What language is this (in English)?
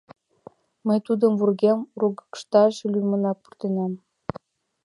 Mari